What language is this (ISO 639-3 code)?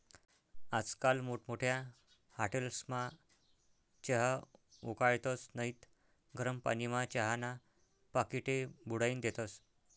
mar